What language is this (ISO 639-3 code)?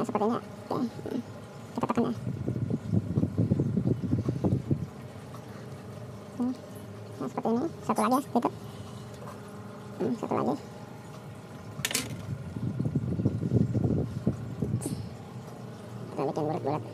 ind